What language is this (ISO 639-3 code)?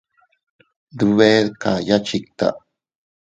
cut